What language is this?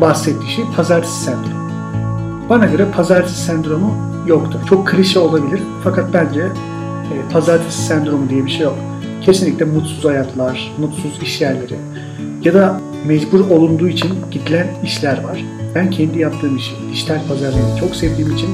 Turkish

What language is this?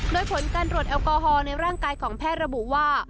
Thai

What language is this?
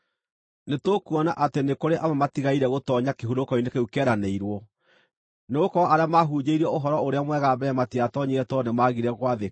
Kikuyu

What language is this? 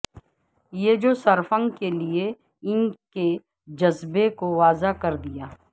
Urdu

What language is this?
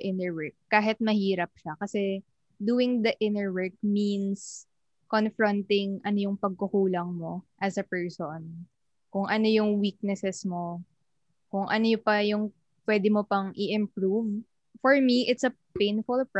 Filipino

